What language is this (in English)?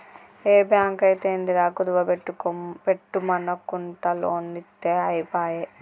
Telugu